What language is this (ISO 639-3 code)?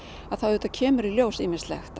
isl